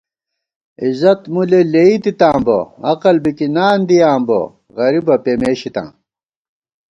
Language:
Gawar-Bati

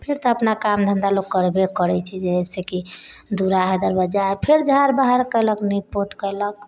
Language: Maithili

